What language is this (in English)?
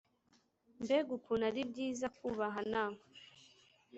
Kinyarwanda